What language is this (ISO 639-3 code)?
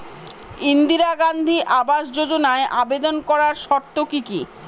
ben